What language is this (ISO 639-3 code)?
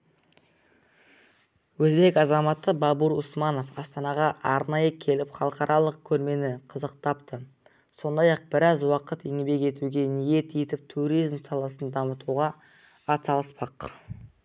kaz